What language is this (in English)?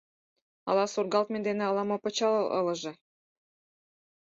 Mari